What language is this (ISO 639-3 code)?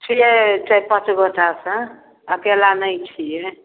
mai